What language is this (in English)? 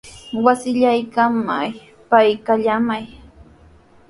Sihuas Ancash Quechua